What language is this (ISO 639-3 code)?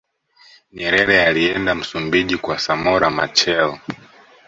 swa